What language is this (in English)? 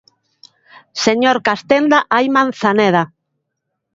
Galician